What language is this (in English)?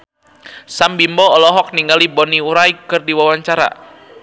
Sundanese